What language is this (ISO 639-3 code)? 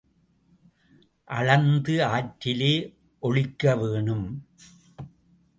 tam